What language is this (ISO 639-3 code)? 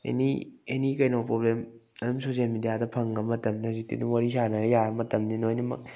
mni